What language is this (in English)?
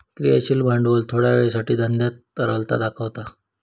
Marathi